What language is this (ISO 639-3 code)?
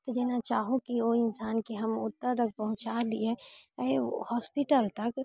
mai